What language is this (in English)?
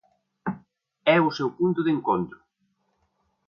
Galician